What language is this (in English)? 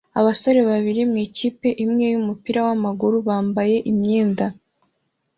Kinyarwanda